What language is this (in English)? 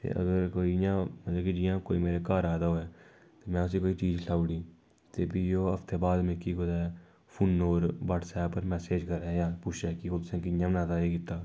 Dogri